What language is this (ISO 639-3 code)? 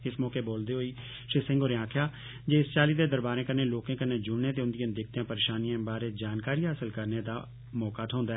doi